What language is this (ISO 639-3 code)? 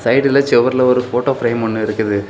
tam